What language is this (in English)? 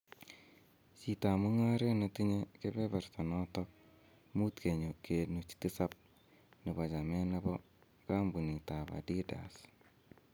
Kalenjin